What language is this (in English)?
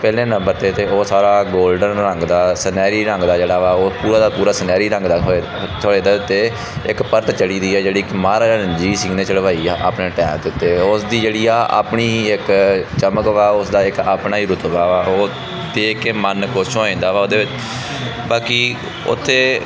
Punjabi